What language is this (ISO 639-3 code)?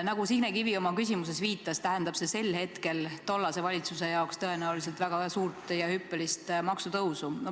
est